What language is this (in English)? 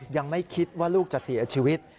Thai